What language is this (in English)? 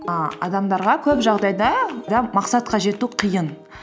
Kazakh